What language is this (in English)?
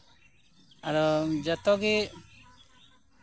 Santali